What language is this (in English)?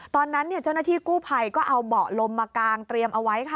Thai